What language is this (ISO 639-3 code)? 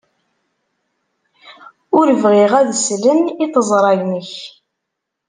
kab